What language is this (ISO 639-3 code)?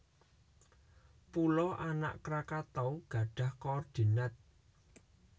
jav